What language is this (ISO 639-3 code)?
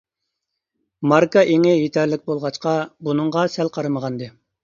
uig